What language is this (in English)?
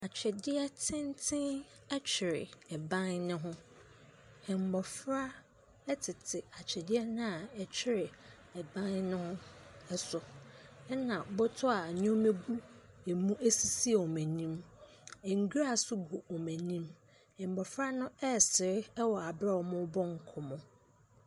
Akan